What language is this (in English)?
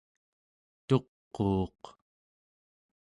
Central Yupik